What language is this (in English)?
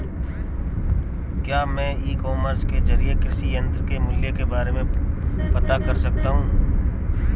Hindi